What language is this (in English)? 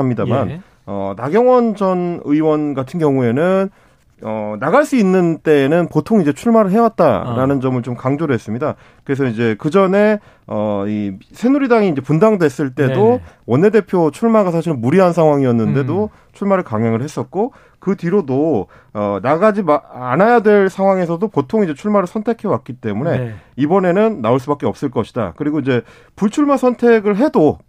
Korean